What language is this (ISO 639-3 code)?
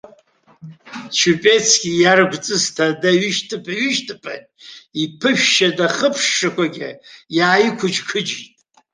abk